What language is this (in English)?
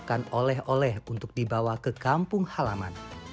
Indonesian